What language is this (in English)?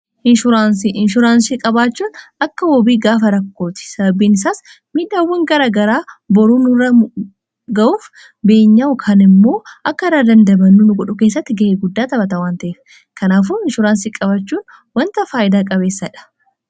Oromo